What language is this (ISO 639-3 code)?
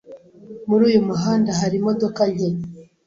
kin